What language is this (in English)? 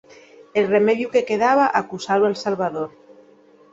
Asturian